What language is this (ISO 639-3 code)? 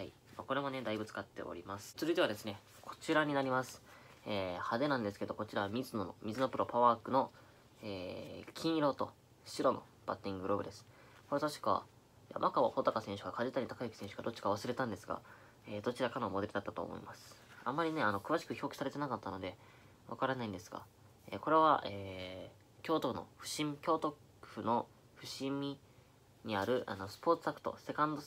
jpn